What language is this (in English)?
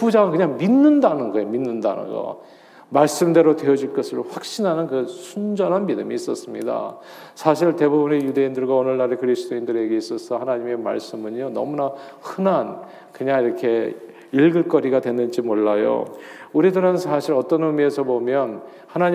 Korean